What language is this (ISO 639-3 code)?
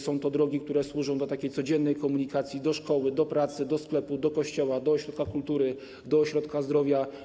pol